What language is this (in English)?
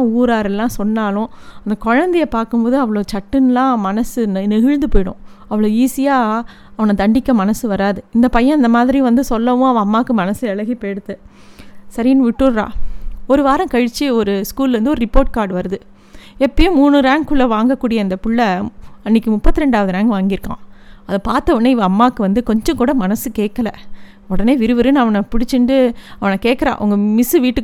Tamil